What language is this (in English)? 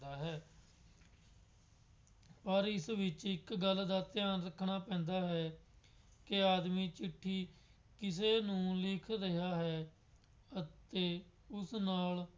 Punjabi